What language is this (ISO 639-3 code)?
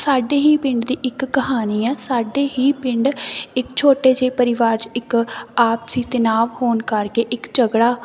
pan